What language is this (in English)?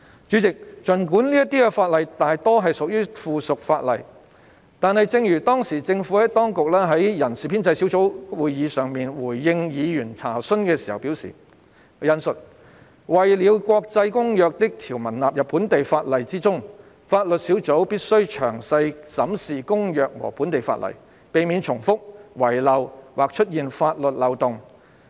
Cantonese